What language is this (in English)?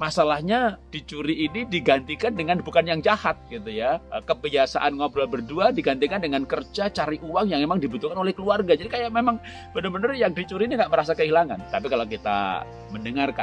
Indonesian